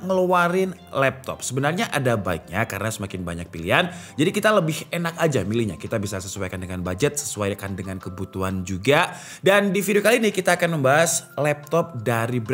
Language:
Indonesian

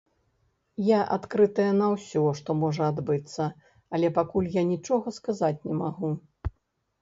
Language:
Belarusian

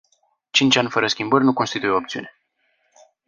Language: Romanian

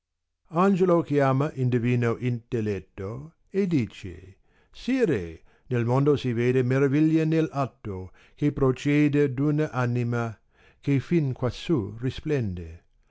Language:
Italian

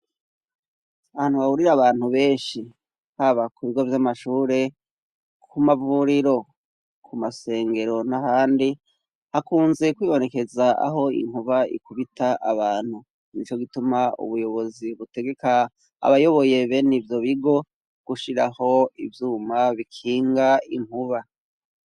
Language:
Rundi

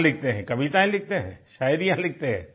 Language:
Hindi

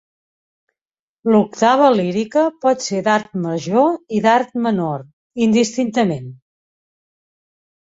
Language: Catalan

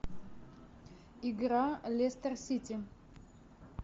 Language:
Russian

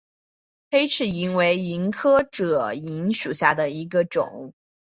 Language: Chinese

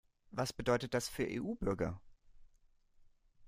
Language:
German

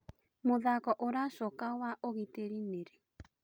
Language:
Kikuyu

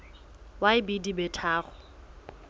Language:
Southern Sotho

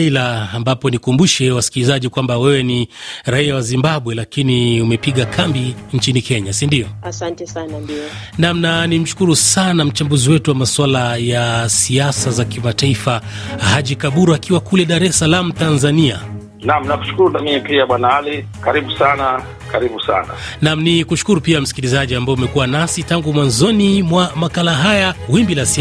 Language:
Swahili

